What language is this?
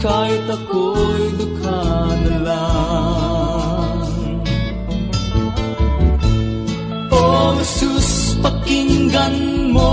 Filipino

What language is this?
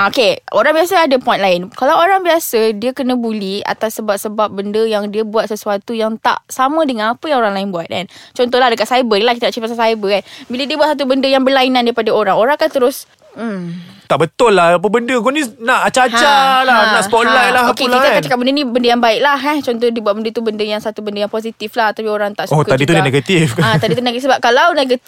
Malay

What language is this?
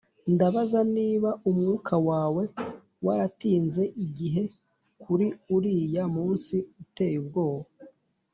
Kinyarwanda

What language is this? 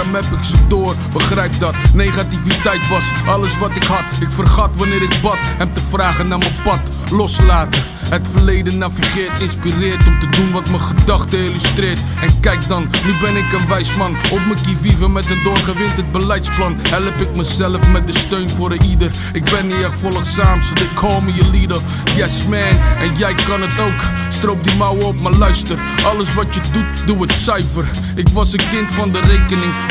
Dutch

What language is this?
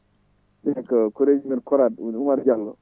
Fula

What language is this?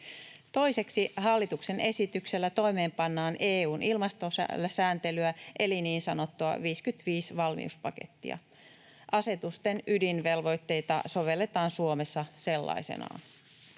Finnish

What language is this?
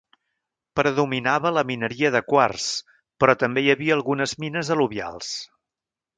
Catalan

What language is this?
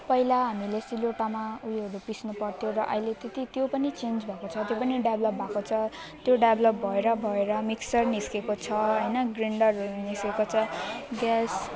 Nepali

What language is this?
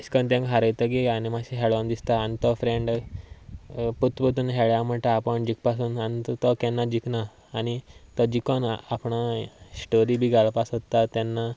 Konkani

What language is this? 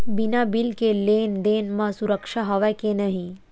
Chhattisgarhi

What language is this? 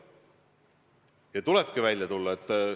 Estonian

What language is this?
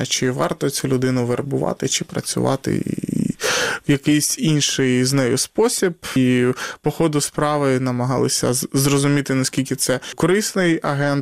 Ukrainian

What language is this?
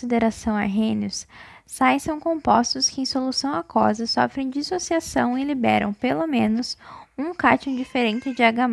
Portuguese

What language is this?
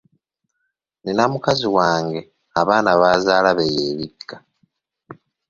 Ganda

